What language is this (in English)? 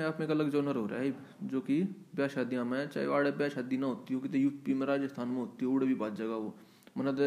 Hindi